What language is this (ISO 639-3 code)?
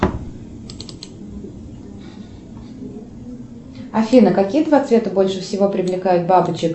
rus